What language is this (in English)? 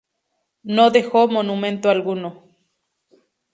Spanish